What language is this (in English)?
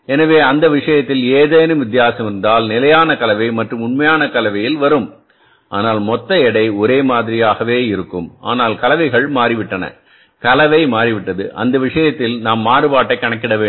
Tamil